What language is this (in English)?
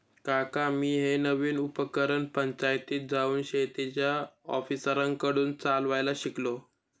Marathi